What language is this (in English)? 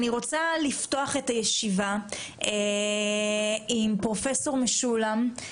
Hebrew